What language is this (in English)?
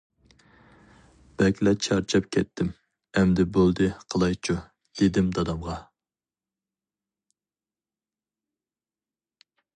Uyghur